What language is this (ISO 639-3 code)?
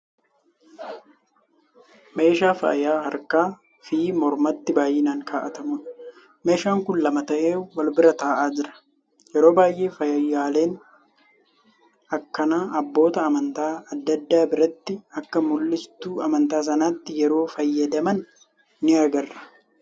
orm